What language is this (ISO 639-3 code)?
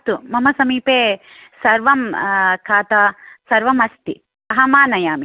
san